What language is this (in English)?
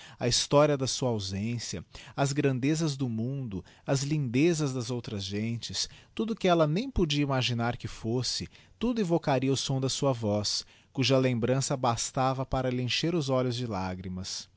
Portuguese